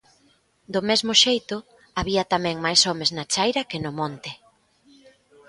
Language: Galician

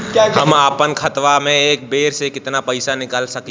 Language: Bhojpuri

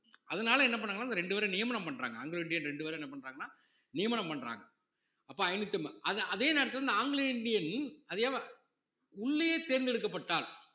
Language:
Tamil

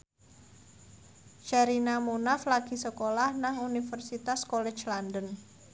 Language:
Javanese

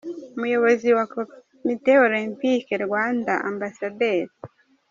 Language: Kinyarwanda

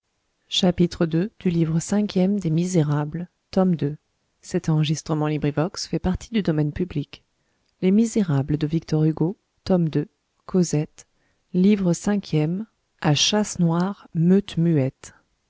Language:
French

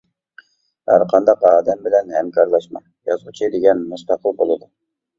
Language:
Uyghur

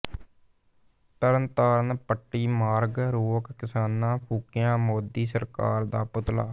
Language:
Punjabi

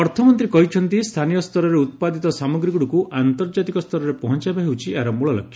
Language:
Odia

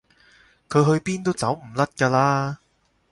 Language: Cantonese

